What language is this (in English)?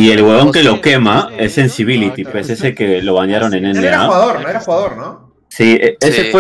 Spanish